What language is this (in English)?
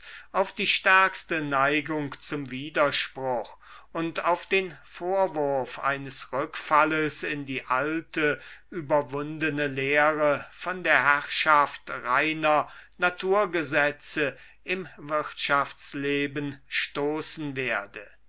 German